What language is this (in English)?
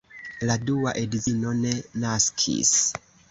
Esperanto